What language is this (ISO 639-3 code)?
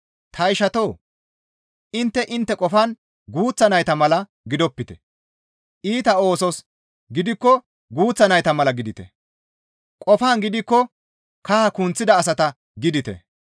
gmv